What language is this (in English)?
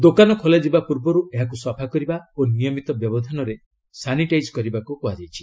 Odia